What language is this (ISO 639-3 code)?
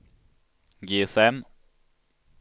swe